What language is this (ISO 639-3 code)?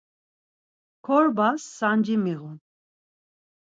lzz